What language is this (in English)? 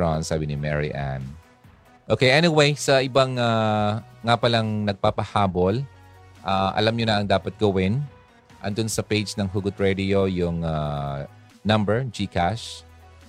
Filipino